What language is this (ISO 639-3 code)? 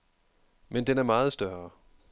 dan